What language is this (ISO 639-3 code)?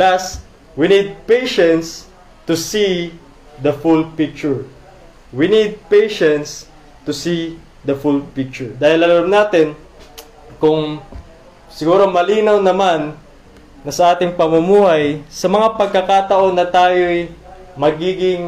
fil